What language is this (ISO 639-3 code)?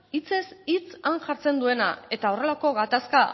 eus